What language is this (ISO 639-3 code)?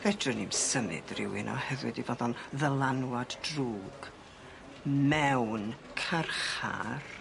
cym